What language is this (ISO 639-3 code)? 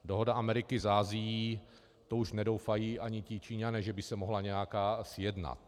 ces